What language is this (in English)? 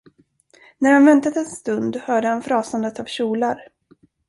Swedish